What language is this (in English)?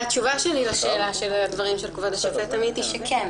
Hebrew